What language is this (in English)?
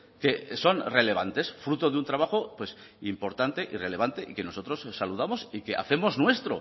Spanish